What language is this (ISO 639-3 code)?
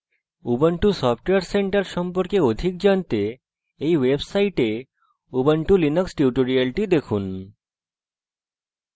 ben